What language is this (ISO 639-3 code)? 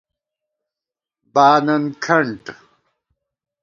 gwt